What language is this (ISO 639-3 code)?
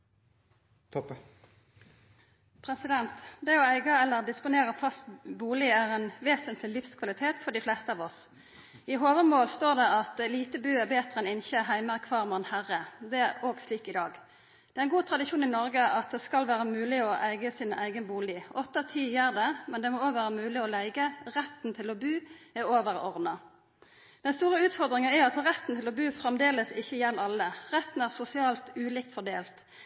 nor